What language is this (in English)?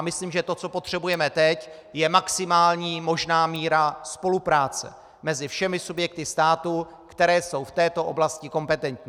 Czech